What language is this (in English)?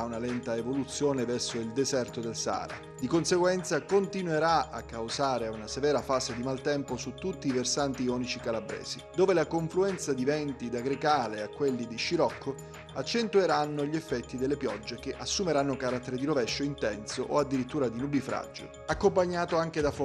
Italian